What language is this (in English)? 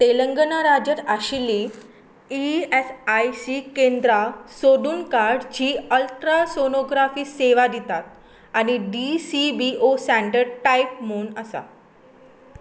Konkani